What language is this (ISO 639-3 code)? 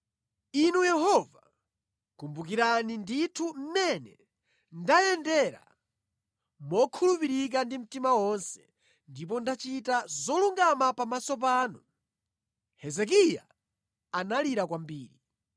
nya